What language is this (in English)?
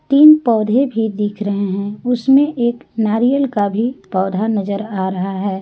Hindi